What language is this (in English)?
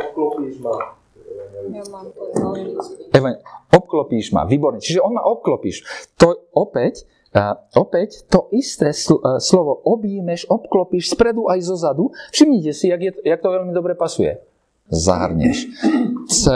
Slovak